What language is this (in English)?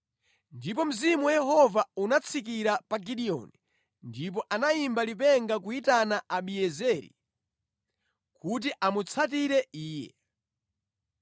Nyanja